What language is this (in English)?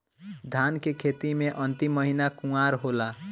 Bhojpuri